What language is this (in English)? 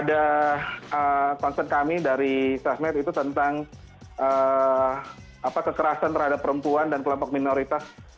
Indonesian